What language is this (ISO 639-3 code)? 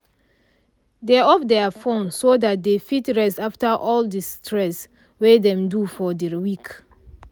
pcm